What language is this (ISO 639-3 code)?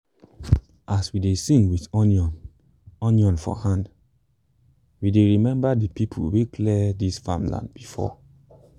pcm